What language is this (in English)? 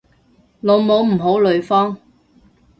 Cantonese